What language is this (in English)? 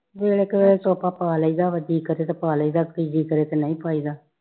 Punjabi